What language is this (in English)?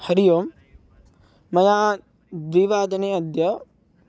Sanskrit